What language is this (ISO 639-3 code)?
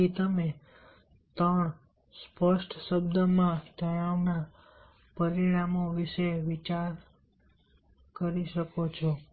guj